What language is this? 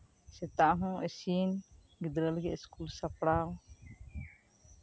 Santali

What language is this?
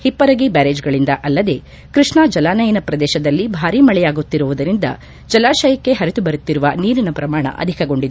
Kannada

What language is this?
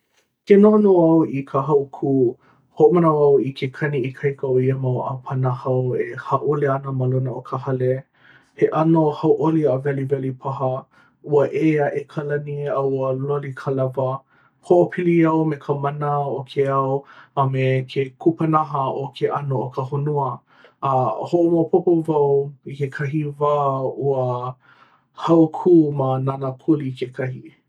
Hawaiian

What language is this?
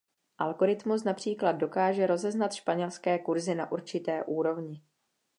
Czech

